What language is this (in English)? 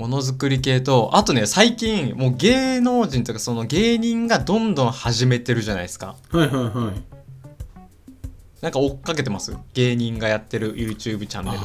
Japanese